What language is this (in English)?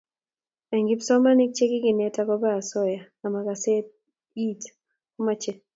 Kalenjin